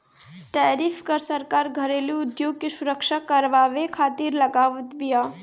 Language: Bhojpuri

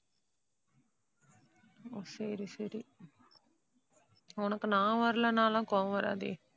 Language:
Tamil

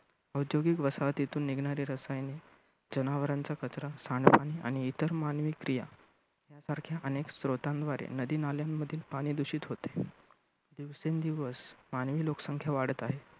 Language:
Marathi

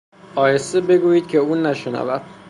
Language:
Persian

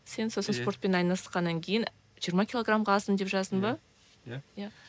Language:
Kazakh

